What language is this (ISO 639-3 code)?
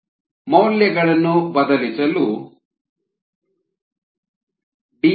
kan